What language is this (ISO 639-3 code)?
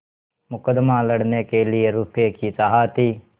hin